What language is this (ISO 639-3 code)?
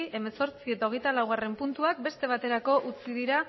eus